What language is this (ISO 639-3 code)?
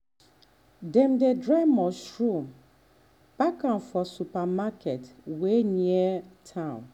pcm